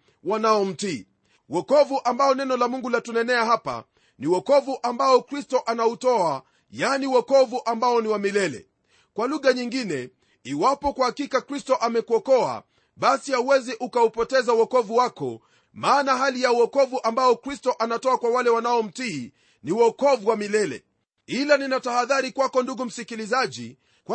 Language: Swahili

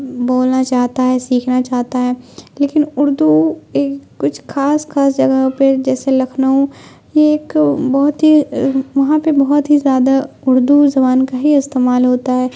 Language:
Urdu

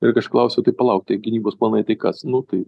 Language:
Lithuanian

